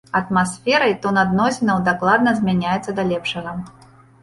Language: Belarusian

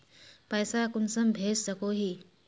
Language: Magahi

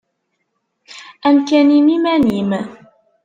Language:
Kabyle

